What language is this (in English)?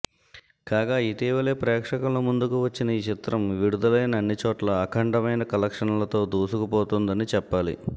Telugu